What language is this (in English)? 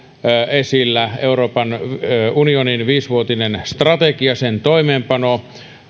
Finnish